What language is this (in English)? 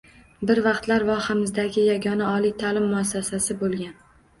Uzbek